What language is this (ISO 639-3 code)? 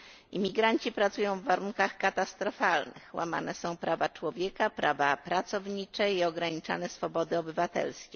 pol